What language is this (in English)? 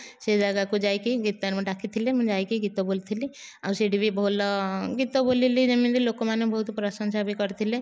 Odia